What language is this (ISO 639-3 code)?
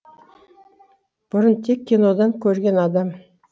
kaz